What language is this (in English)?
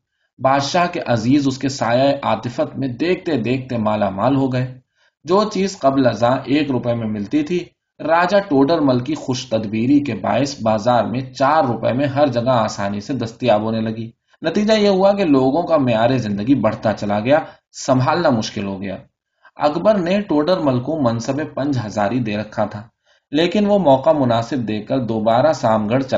Urdu